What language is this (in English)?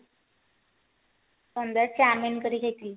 Odia